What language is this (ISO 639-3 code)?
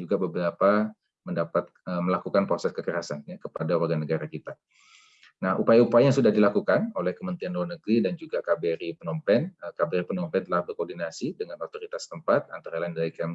ind